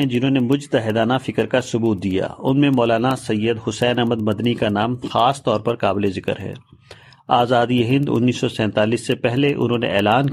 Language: Urdu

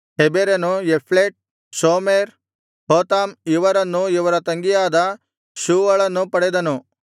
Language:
Kannada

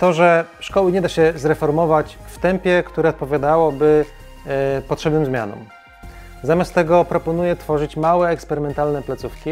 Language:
Polish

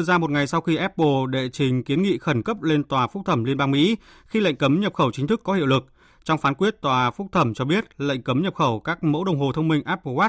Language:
Vietnamese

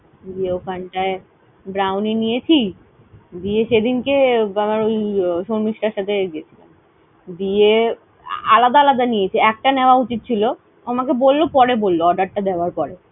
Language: Bangla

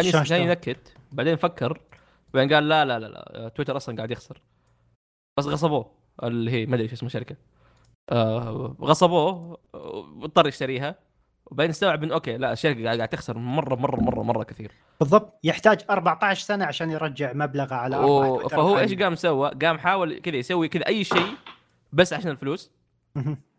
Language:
Arabic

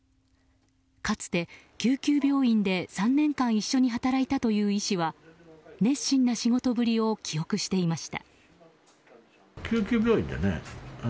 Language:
Japanese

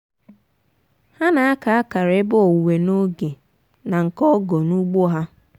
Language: Igbo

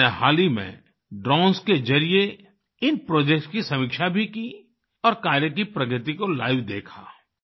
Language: Hindi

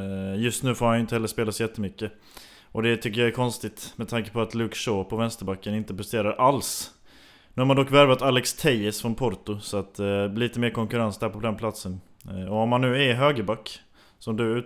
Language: Swedish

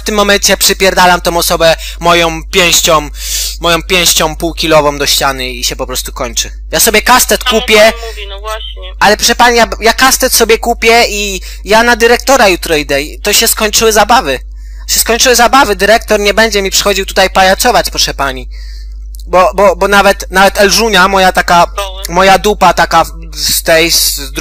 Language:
Polish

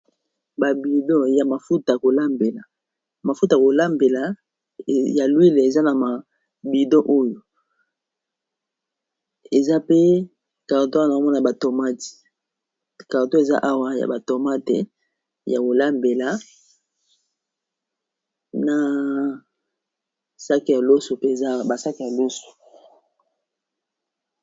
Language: Lingala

